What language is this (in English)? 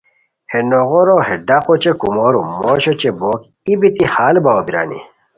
Khowar